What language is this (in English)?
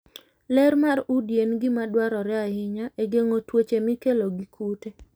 Luo (Kenya and Tanzania)